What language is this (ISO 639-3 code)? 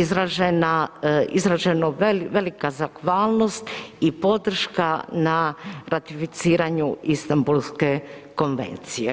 hrv